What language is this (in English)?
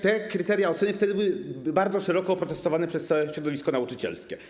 Polish